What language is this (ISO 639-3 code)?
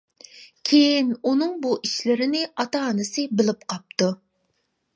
uig